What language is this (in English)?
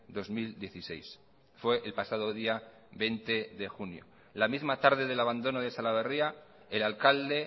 Spanish